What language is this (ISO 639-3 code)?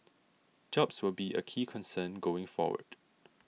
eng